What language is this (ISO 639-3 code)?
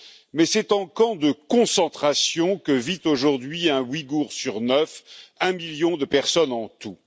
fra